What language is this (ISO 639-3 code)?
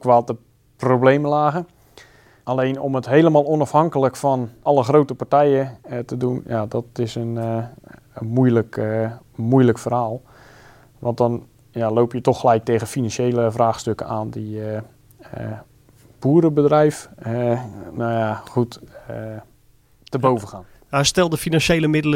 nld